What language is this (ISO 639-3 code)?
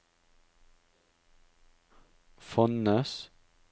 nor